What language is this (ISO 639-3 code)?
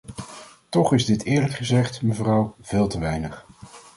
nld